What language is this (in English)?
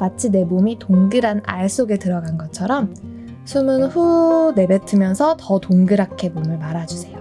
Korean